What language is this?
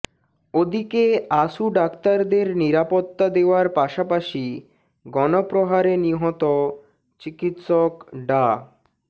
Bangla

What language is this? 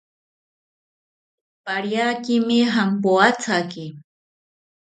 South Ucayali Ashéninka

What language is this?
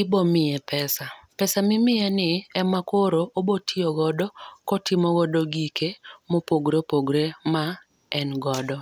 Luo (Kenya and Tanzania)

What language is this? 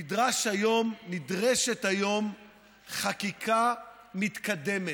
Hebrew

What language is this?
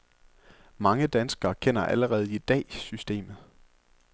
Danish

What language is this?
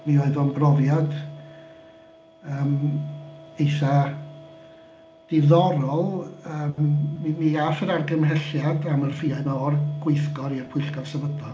Welsh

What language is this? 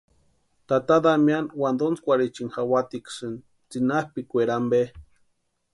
Western Highland Purepecha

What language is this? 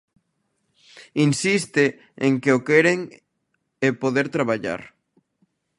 Galician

